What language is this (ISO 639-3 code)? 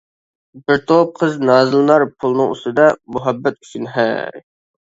uig